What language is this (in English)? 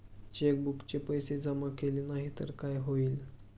Marathi